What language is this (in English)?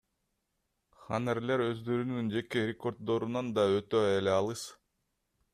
Kyrgyz